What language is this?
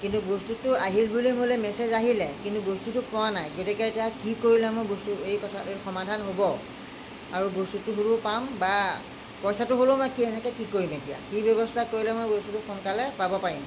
Assamese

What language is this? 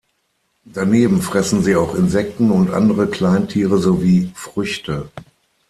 German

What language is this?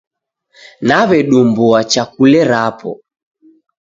Taita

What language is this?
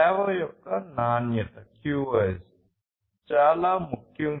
Telugu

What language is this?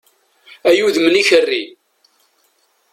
Kabyle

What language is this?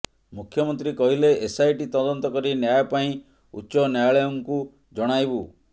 Odia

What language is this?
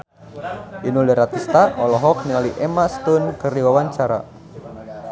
Sundanese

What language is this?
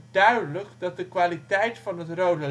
Dutch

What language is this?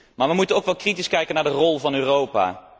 Dutch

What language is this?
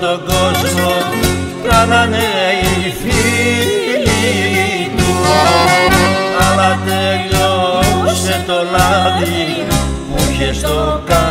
Greek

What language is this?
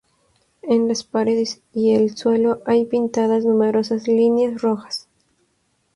Spanish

